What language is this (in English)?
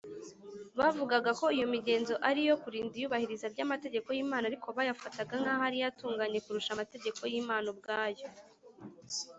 Kinyarwanda